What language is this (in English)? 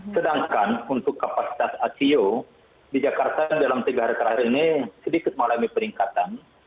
Indonesian